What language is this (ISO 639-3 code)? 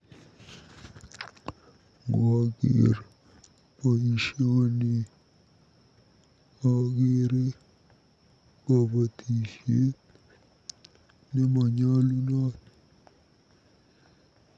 kln